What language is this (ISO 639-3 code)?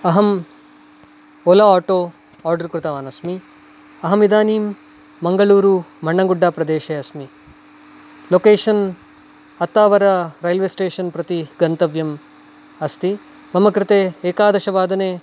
san